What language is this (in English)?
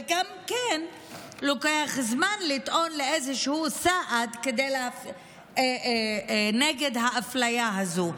Hebrew